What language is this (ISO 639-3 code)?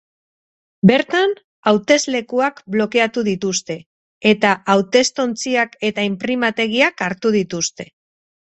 eus